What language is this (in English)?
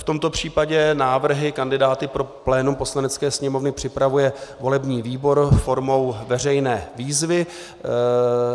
Czech